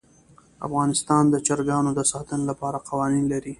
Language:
Pashto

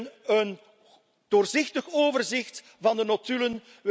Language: Dutch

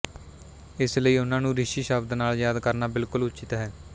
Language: Punjabi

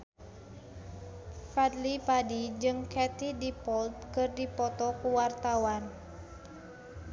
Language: Sundanese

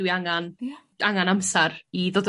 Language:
Welsh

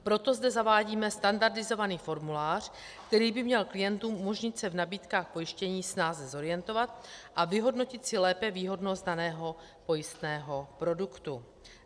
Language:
Czech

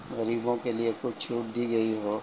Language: Urdu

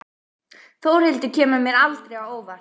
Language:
Icelandic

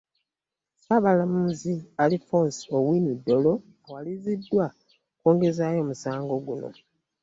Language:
Ganda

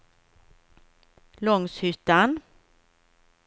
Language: Swedish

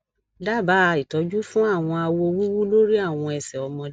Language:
Yoruba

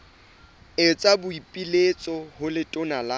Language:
Southern Sotho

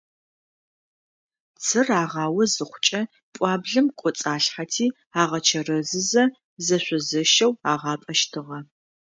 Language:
Adyghe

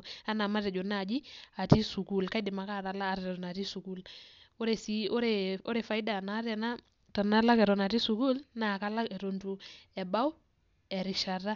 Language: Masai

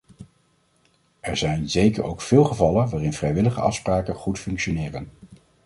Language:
Dutch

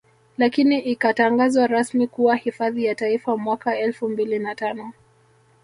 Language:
Swahili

